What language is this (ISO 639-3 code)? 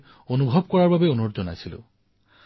asm